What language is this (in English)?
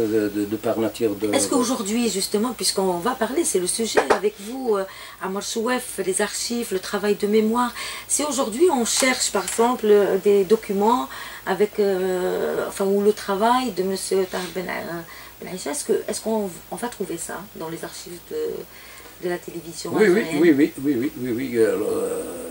French